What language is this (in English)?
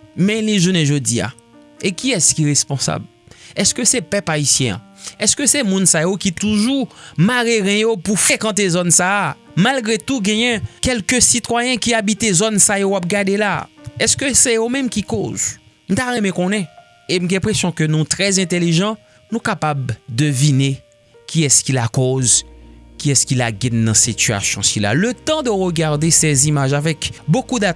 French